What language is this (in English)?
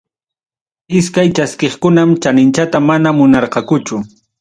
Ayacucho Quechua